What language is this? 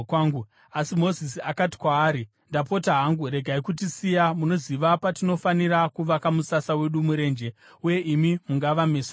Shona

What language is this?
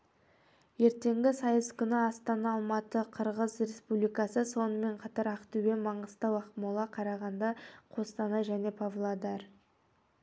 Kazakh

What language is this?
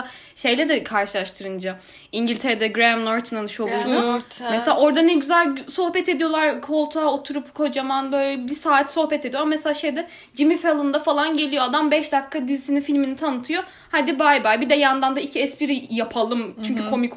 Turkish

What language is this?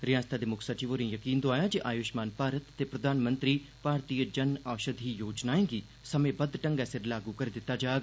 Dogri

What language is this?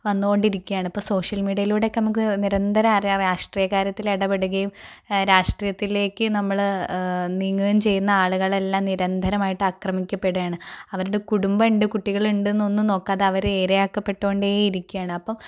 Malayalam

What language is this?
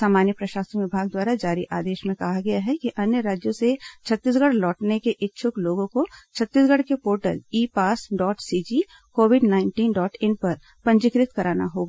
Hindi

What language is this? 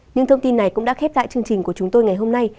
Vietnamese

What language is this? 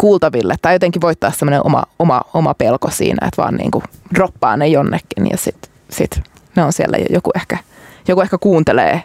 Finnish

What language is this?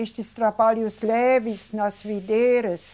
Portuguese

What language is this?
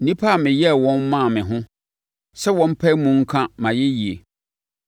Akan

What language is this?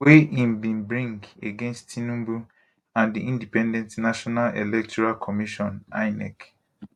Nigerian Pidgin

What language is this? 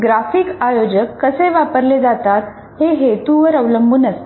Marathi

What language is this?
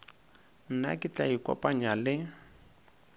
Northern Sotho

